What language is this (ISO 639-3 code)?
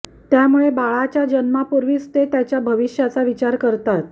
mar